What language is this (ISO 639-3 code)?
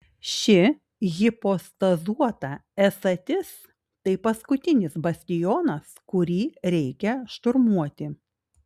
lit